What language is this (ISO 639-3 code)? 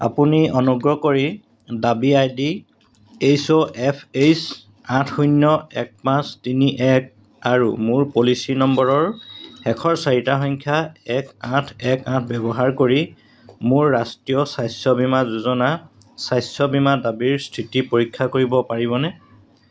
asm